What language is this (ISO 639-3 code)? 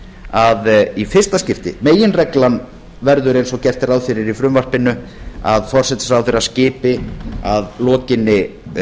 isl